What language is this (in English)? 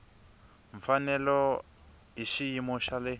Tsonga